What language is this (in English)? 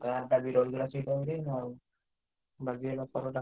Odia